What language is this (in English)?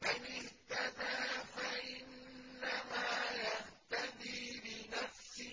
Arabic